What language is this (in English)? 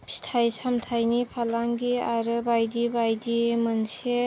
Bodo